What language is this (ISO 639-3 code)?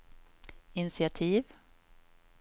swe